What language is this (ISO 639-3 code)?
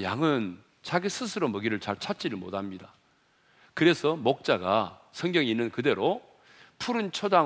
kor